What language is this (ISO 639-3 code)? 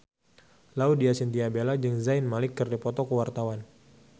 sun